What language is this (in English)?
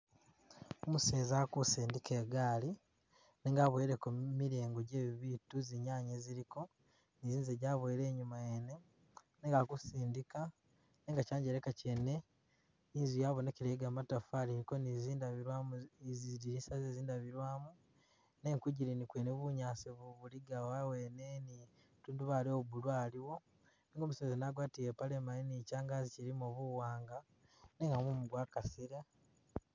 Masaaba